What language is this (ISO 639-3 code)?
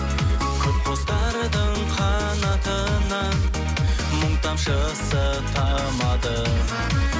kaz